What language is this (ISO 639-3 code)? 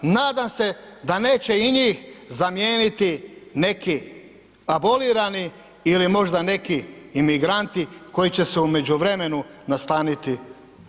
hrv